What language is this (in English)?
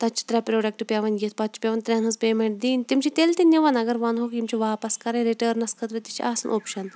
Kashmiri